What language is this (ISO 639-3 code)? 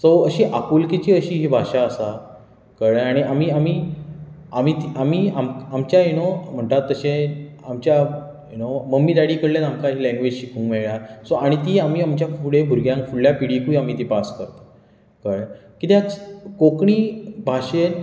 kok